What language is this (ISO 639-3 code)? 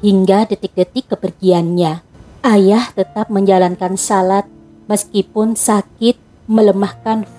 ind